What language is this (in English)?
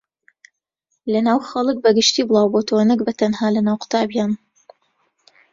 Central Kurdish